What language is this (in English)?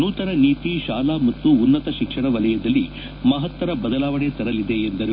Kannada